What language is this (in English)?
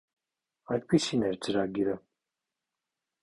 Armenian